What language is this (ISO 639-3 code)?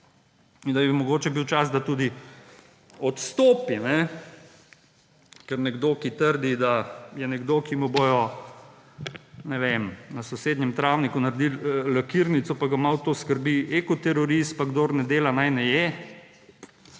slv